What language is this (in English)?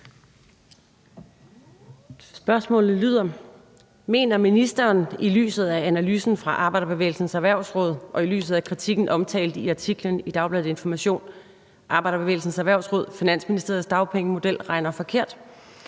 Danish